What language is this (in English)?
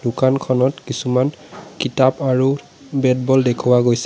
Assamese